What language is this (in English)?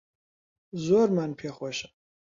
Central Kurdish